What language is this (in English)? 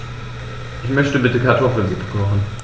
German